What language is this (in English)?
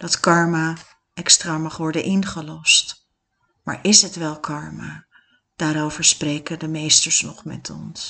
Dutch